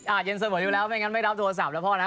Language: Thai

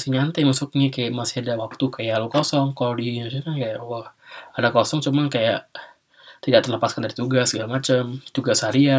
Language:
Indonesian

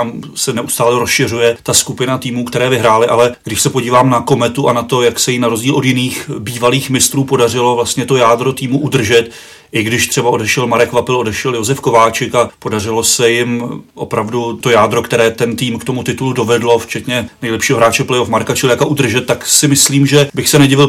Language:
Czech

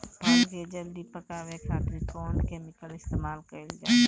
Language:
Bhojpuri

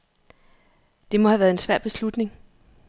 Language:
Danish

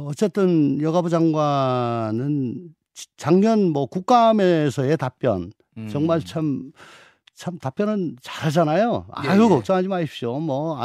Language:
Korean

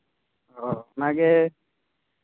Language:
Santali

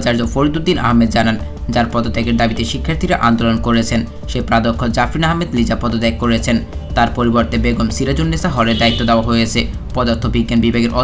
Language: Romanian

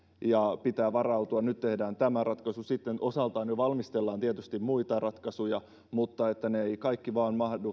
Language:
Finnish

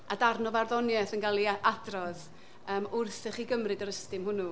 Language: Welsh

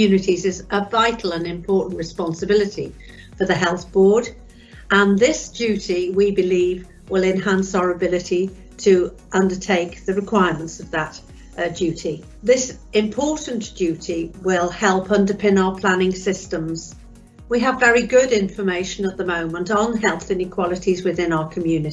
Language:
English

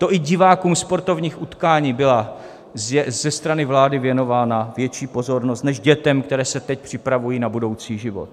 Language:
Czech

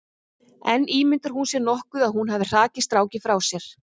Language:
Icelandic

